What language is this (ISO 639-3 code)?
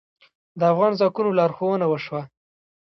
pus